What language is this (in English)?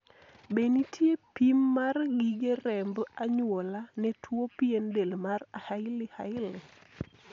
Luo (Kenya and Tanzania)